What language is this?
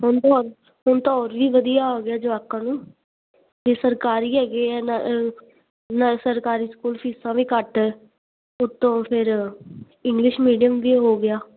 Punjabi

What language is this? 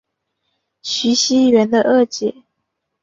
Chinese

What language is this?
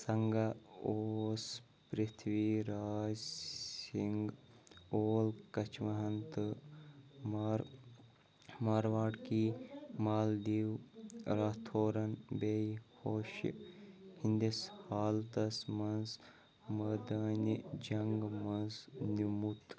Kashmiri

